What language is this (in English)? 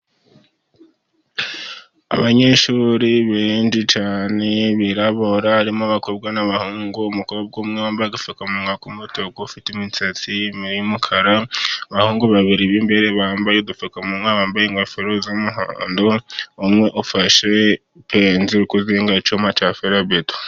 Kinyarwanda